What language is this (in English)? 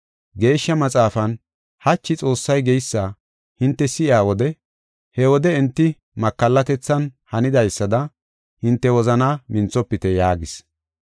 Gofa